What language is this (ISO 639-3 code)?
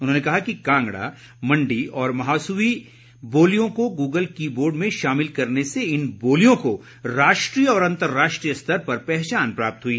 hin